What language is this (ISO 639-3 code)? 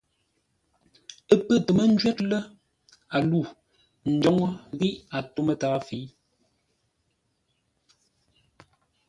nla